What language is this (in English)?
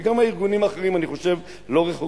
Hebrew